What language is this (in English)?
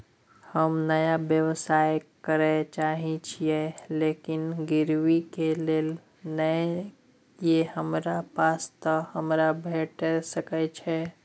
Maithili